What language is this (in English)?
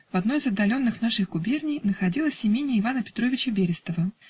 Russian